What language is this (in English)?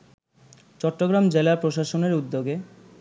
Bangla